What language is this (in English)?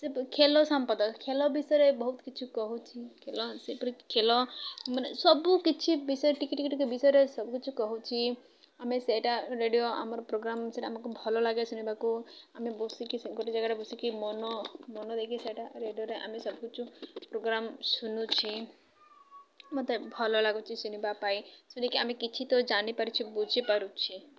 Odia